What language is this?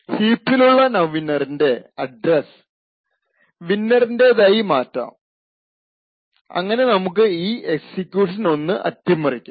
Malayalam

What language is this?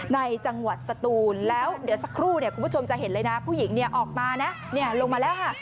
Thai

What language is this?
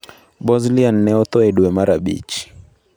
Luo (Kenya and Tanzania)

